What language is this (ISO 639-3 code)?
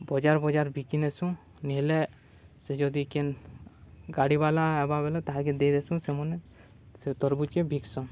ori